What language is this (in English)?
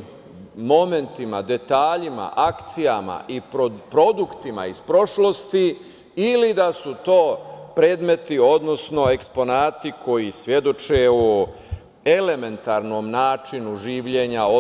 Serbian